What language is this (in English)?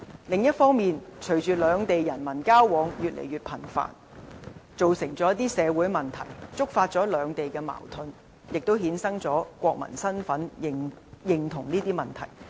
Cantonese